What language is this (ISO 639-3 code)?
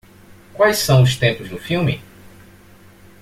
por